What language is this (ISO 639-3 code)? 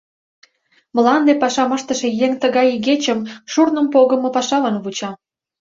chm